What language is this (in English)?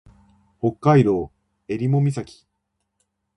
Japanese